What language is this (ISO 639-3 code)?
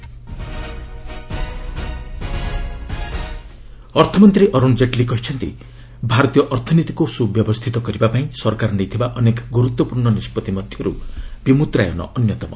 ori